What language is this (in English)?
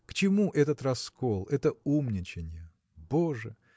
Russian